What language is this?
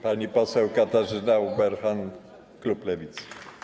Polish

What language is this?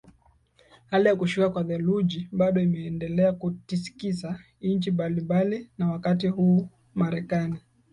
Swahili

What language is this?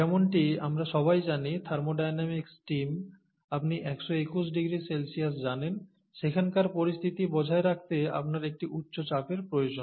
Bangla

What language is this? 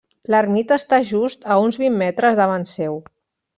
Catalan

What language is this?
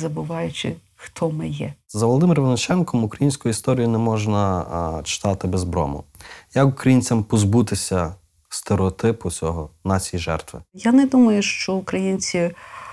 Ukrainian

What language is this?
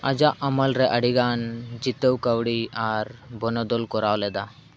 Santali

